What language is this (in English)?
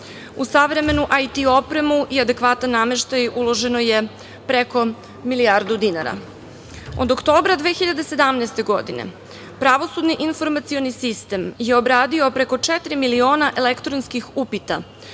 Serbian